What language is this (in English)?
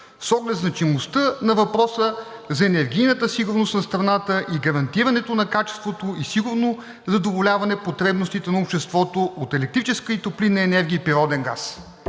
Bulgarian